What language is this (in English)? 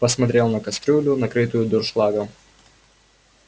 Russian